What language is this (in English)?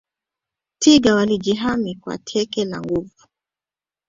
Swahili